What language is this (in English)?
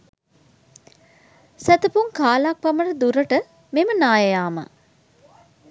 Sinhala